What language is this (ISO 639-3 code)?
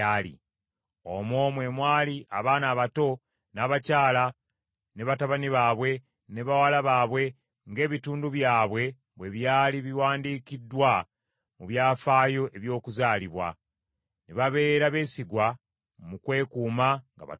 lug